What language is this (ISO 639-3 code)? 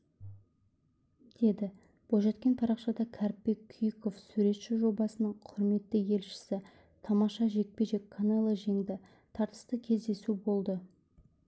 kaz